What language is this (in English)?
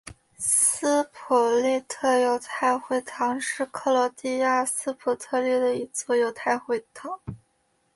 Chinese